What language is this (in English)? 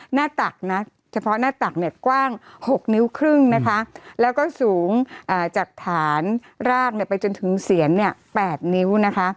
Thai